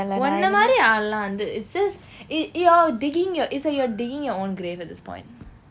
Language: English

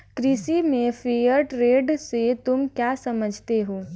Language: Hindi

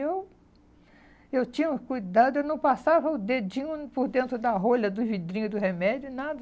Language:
Portuguese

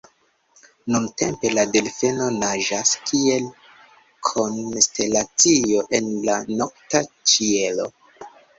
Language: Esperanto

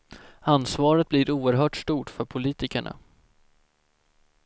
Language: Swedish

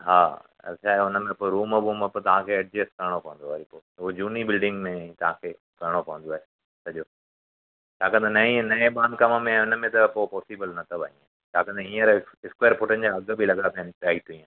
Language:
Sindhi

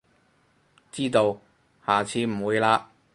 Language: Cantonese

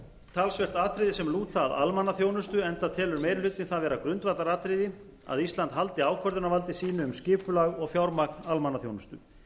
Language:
Icelandic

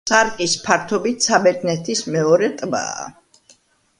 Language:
Georgian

